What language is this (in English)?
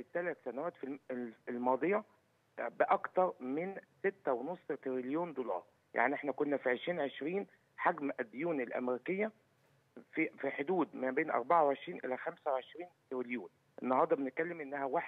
Arabic